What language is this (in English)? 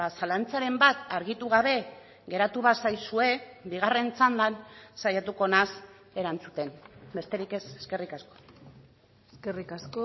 Basque